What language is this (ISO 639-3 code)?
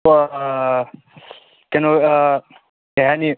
mni